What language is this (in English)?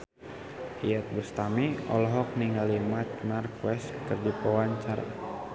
Sundanese